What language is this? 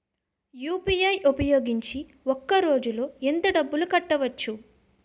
Telugu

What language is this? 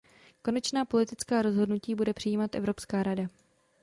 Czech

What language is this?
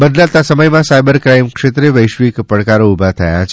Gujarati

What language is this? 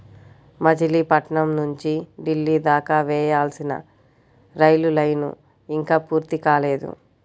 Telugu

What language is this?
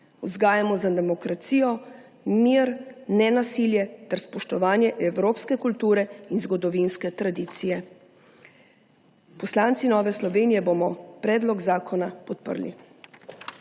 Slovenian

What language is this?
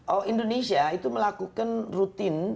Indonesian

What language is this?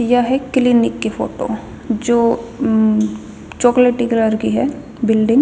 Haryanvi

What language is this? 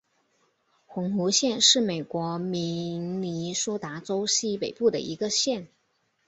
Chinese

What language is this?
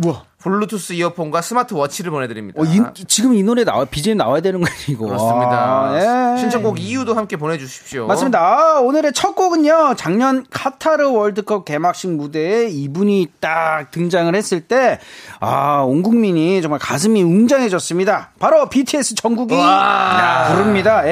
Korean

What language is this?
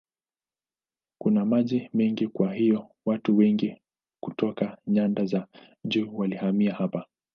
Swahili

